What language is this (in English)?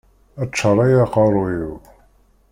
Kabyle